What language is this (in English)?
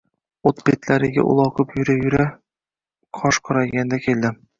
Uzbek